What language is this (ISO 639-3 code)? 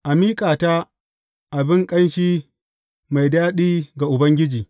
hau